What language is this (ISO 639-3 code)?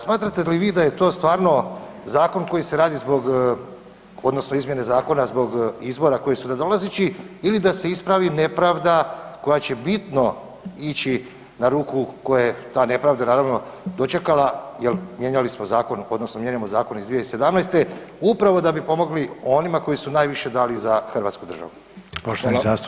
hrv